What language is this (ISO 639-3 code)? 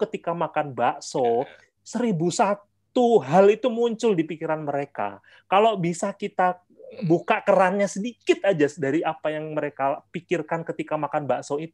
ind